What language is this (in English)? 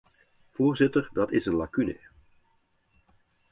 Dutch